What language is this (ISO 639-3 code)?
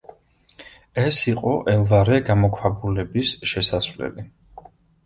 kat